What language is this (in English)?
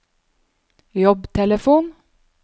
Norwegian